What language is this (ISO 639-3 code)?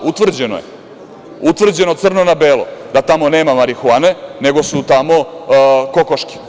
srp